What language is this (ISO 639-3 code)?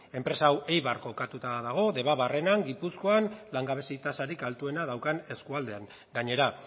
eus